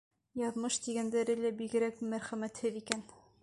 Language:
Bashkir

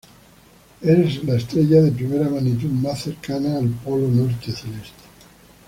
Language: Spanish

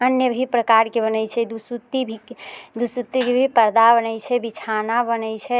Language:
Maithili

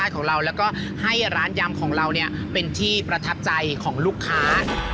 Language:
Thai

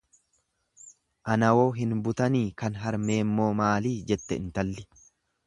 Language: Oromo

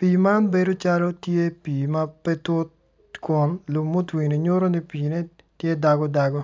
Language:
Acoli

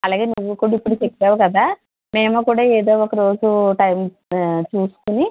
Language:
Telugu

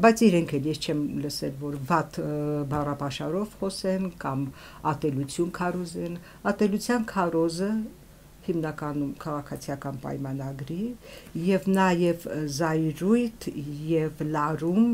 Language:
Turkish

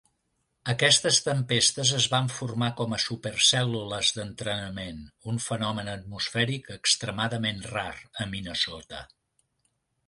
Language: Catalan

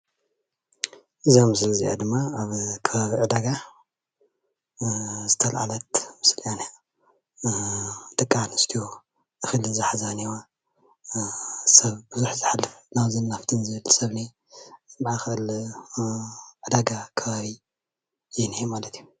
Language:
Tigrinya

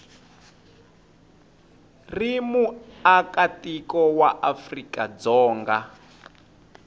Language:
Tsonga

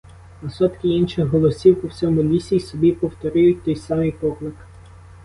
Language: Ukrainian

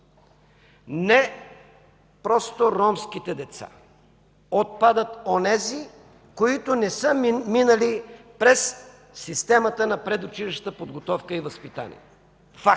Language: Bulgarian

